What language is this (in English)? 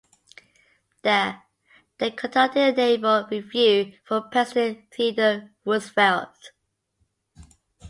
English